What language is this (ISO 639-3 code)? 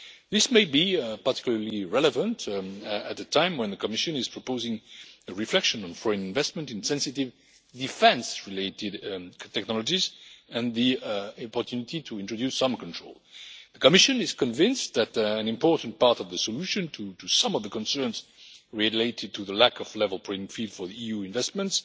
eng